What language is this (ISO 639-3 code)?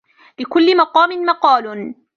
ara